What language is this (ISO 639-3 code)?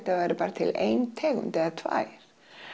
isl